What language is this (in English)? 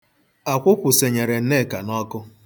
Igbo